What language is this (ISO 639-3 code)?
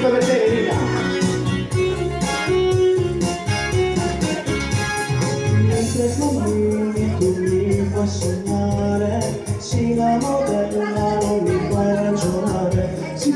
ita